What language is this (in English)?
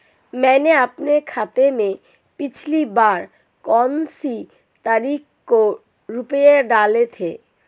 Hindi